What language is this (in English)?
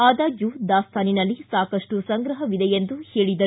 Kannada